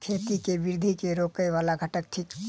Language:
Maithili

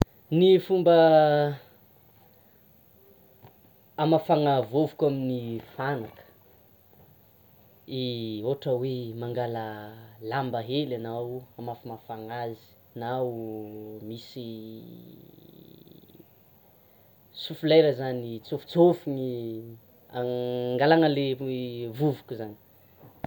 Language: Tsimihety Malagasy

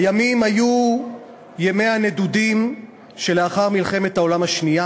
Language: Hebrew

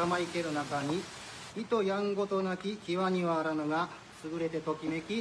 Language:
Japanese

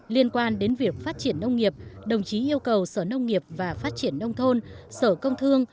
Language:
Vietnamese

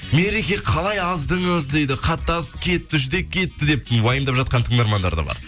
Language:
Kazakh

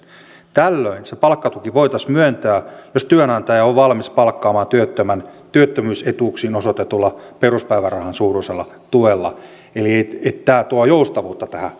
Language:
Finnish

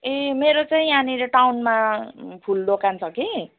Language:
Nepali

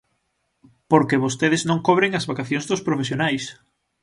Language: Galician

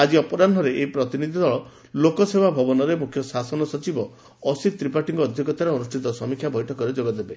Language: Odia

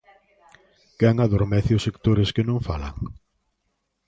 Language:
Galician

